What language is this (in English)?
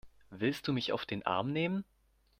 German